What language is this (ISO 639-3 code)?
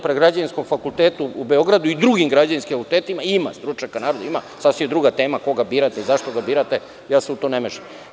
srp